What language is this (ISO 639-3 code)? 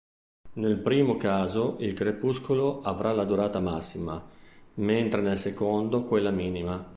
ita